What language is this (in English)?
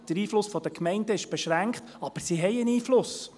Swiss German